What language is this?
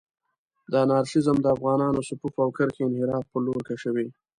Pashto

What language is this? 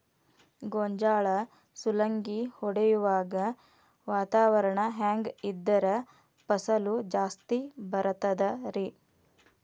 Kannada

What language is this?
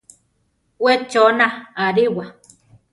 Central Tarahumara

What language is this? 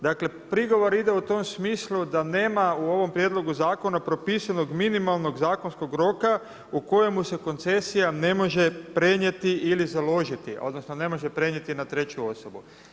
Croatian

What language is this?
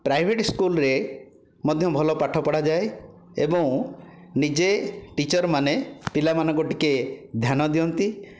Odia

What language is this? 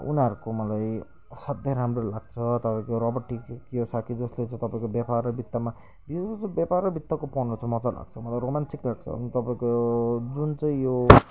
Nepali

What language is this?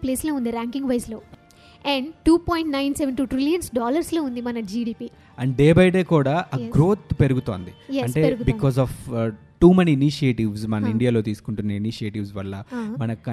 Telugu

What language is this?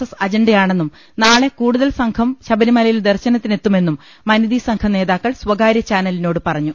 Malayalam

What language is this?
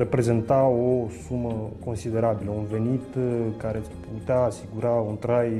Romanian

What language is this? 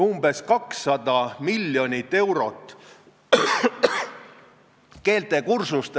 Estonian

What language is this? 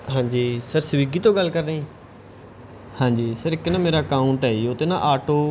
Punjabi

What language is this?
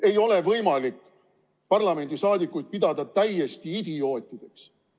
Estonian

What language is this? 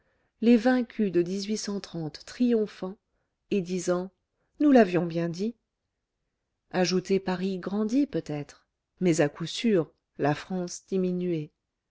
French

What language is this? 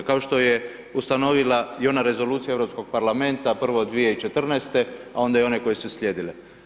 Croatian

